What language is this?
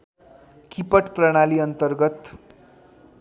Nepali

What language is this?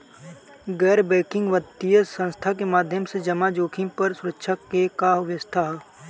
Bhojpuri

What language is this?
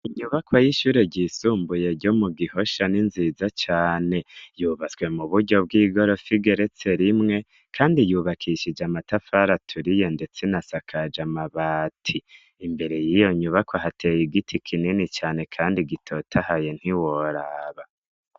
Rundi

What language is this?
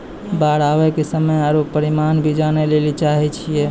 Maithili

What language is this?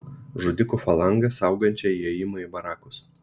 Lithuanian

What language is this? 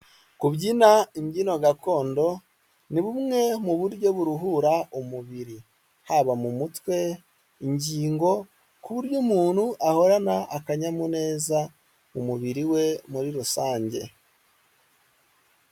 Kinyarwanda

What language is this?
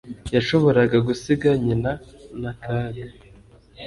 Kinyarwanda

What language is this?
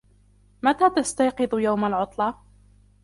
Arabic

